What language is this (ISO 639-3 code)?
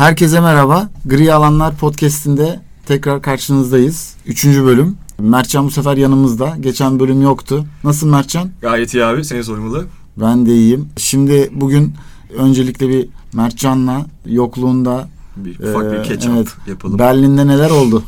tur